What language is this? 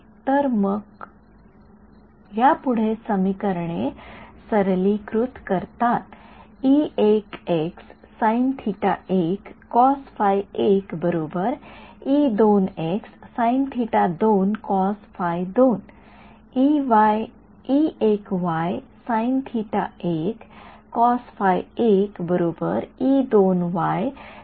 Marathi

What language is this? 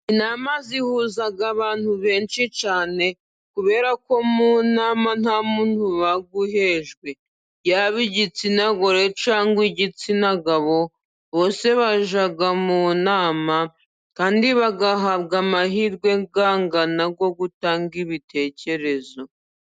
Kinyarwanda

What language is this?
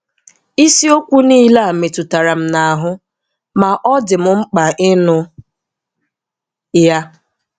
Igbo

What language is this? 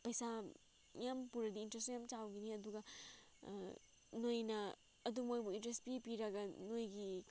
Manipuri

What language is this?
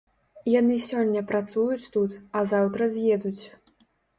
Belarusian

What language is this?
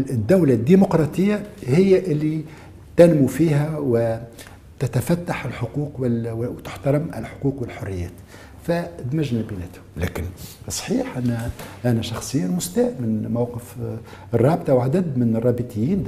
Arabic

